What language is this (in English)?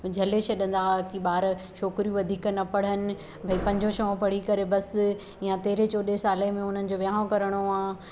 Sindhi